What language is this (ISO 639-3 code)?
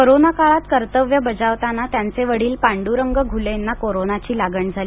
mar